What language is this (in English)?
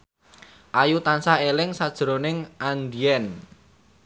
Javanese